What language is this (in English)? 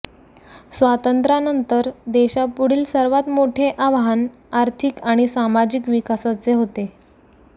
Marathi